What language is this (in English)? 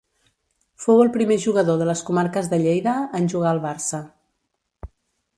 Catalan